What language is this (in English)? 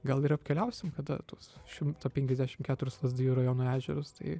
Lithuanian